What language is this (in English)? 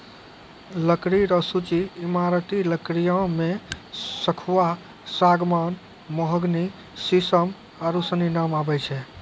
Maithili